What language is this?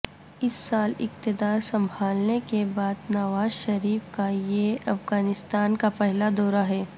Urdu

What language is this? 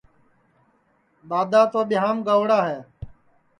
Sansi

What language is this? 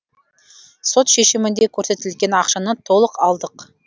Kazakh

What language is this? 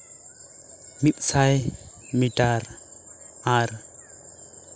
Santali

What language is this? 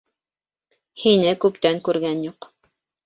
Bashkir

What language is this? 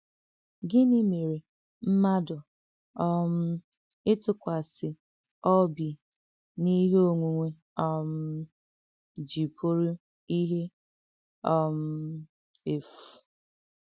Igbo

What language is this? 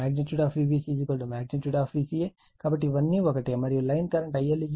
Telugu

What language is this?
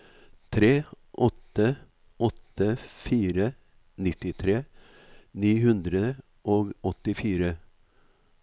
Norwegian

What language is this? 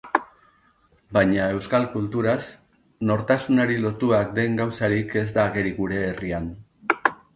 Basque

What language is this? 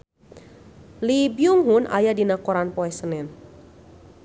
Sundanese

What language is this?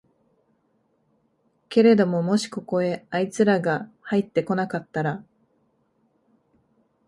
Japanese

